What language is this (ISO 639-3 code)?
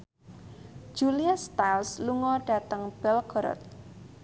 jav